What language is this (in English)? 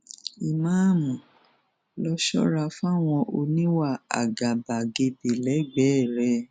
Yoruba